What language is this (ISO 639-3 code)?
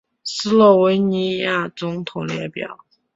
zho